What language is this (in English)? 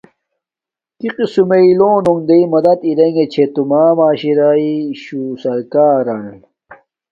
Domaaki